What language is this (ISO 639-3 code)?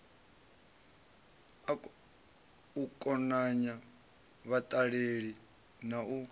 ven